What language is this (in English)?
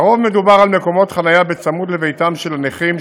Hebrew